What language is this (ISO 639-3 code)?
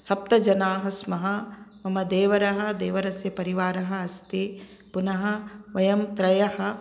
san